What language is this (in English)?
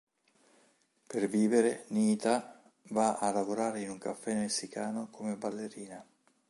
Italian